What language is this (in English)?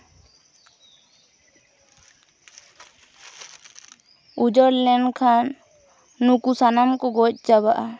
Santali